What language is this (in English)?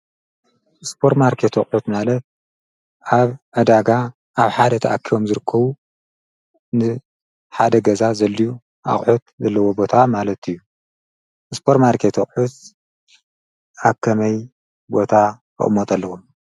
Tigrinya